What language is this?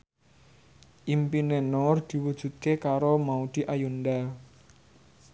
Javanese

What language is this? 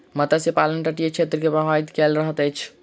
Maithili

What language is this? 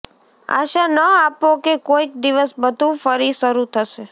Gujarati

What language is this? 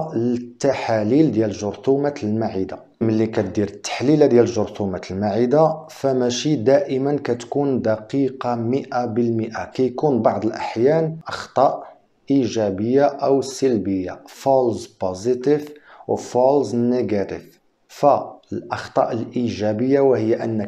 Arabic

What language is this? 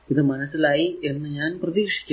Malayalam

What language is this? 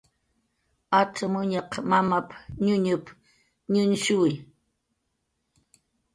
Jaqaru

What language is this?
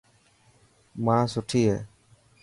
Dhatki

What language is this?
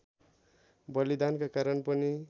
Nepali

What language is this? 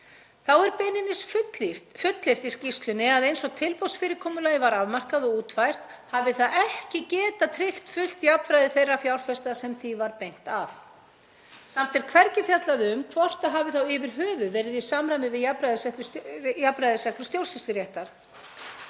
Icelandic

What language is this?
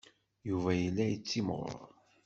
Kabyle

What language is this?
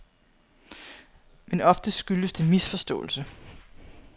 Danish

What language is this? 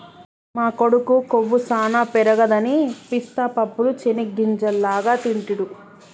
Telugu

